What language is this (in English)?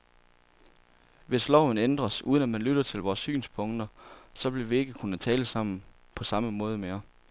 Danish